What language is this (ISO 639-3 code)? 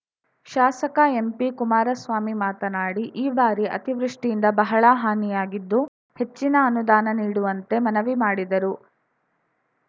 kan